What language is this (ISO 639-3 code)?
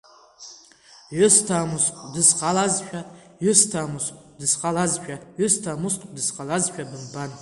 abk